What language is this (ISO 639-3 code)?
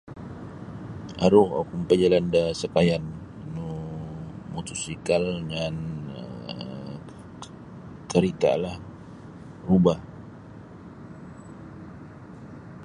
bsy